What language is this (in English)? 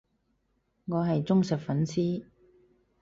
Cantonese